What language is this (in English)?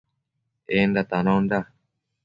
Matsés